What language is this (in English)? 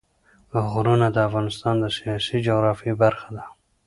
Pashto